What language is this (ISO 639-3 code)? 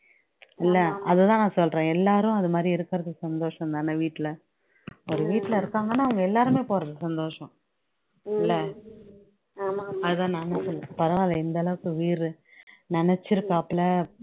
tam